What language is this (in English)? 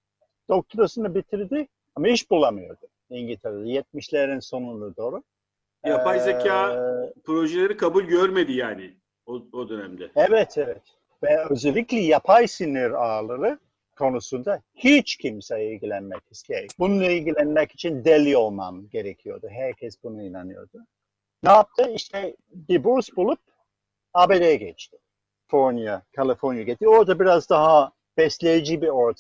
Turkish